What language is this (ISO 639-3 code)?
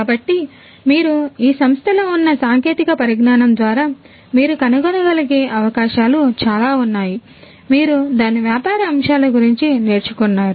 tel